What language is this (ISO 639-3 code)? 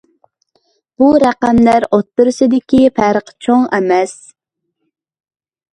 uig